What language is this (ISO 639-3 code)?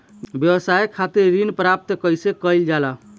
bho